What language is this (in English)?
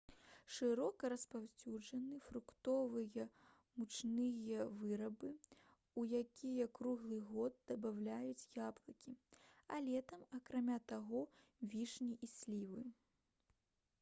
Belarusian